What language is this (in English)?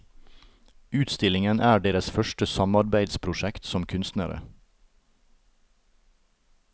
Norwegian